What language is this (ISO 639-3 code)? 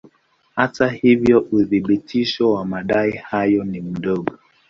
swa